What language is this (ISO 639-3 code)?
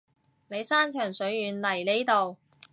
yue